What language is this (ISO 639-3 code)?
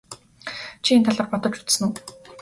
mon